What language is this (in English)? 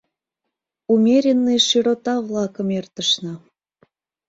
Mari